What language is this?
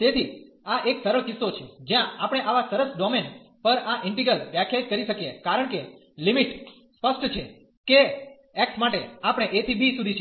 Gujarati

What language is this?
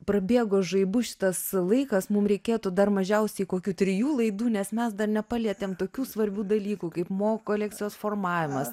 Lithuanian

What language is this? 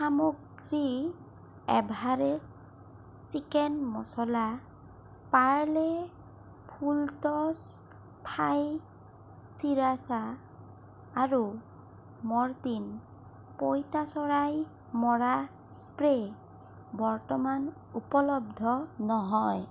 Assamese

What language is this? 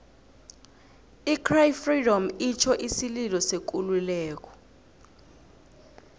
South Ndebele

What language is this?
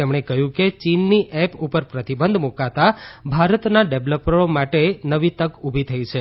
Gujarati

